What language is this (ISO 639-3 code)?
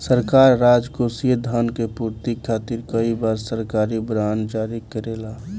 bho